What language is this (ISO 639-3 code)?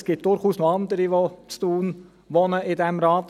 gsw